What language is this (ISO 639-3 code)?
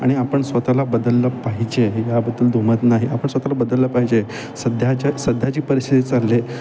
mar